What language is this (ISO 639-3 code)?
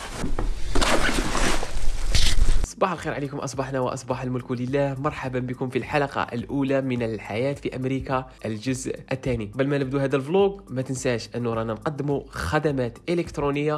ara